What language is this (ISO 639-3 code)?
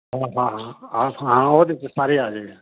pan